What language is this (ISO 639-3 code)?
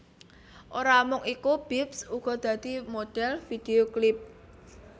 jav